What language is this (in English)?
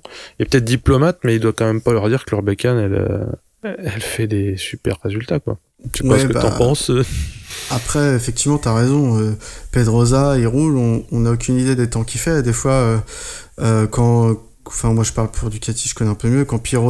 French